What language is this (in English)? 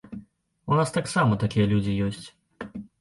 Belarusian